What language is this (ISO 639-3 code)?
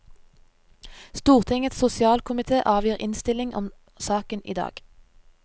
nor